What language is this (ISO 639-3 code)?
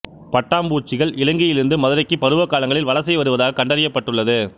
tam